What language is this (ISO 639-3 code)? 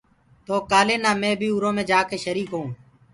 ggg